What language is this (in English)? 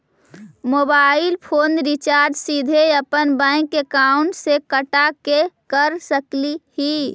Magahi